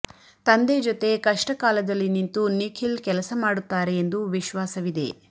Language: Kannada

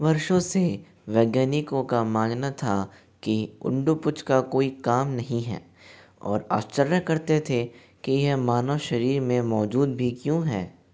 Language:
Hindi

